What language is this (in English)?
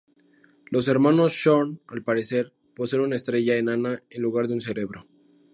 Spanish